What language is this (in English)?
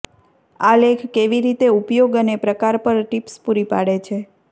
Gujarati